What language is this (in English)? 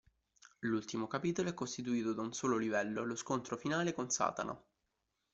Italian